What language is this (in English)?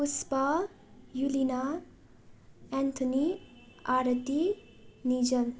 Nepali